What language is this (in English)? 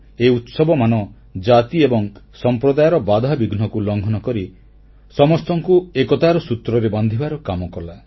Odia